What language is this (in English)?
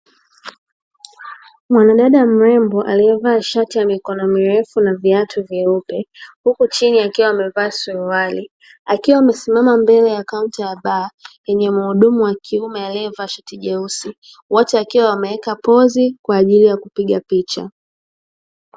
Swahili